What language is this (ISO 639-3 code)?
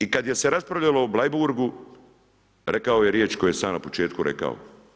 hrv